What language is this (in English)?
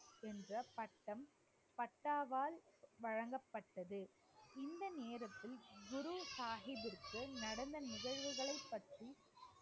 Tamil